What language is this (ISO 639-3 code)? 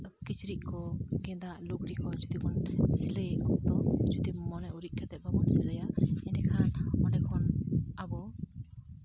sat